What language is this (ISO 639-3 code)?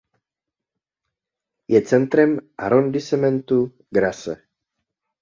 ces